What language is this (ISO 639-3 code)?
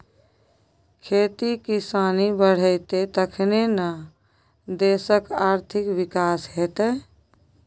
mai